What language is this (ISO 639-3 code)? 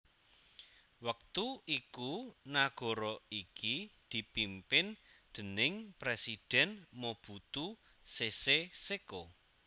jav